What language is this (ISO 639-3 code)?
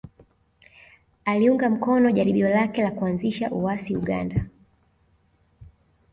swa